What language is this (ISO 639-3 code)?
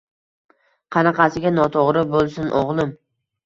uzb